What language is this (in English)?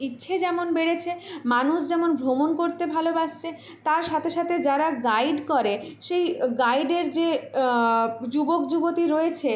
Bangla